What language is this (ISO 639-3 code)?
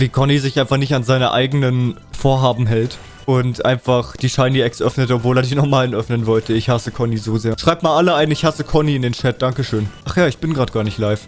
deu